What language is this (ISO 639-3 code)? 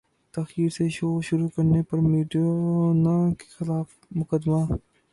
urd